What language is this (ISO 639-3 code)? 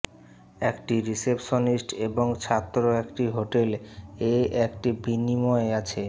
ben